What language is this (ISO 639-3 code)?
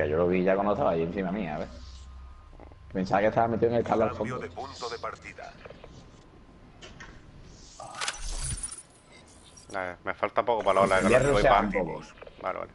spa